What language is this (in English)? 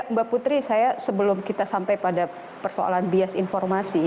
Indonesian